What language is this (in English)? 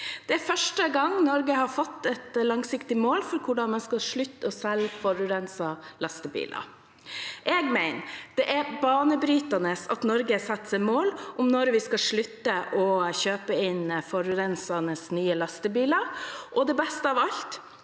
Norwegian